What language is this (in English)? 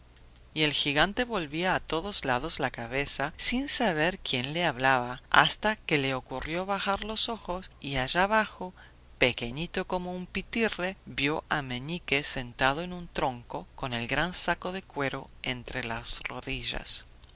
Spanish